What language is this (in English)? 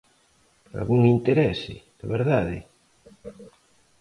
Galician